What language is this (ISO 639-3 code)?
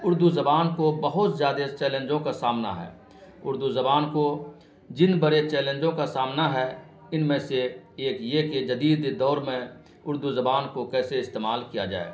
urd